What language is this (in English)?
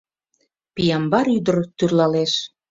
Mari